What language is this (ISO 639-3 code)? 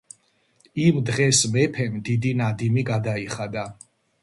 kat